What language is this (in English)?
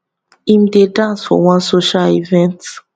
Nigerian Pidgin